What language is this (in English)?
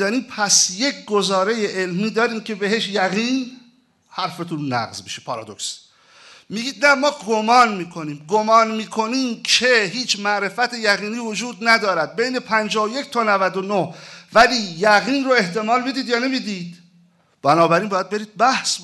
Persian